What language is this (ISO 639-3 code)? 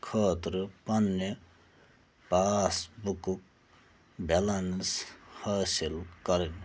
kas